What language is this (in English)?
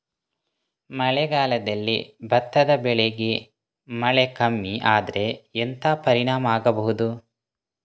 Kannada